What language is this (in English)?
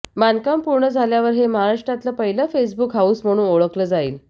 Marathi